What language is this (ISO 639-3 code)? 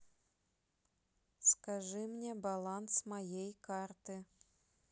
rus